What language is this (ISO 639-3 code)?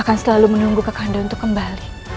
ind